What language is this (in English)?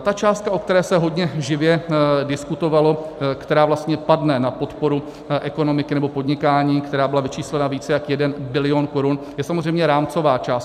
Czech